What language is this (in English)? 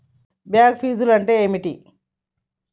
Telugu